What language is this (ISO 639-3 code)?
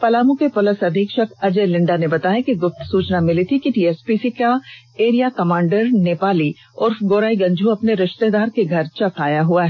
hin